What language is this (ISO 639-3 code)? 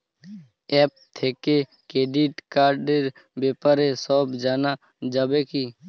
ben